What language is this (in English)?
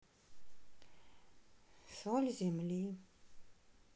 Russian